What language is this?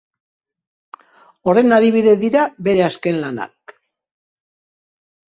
Basque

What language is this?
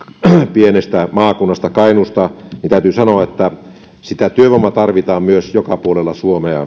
Finnish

